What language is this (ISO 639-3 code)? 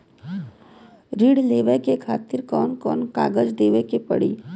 bho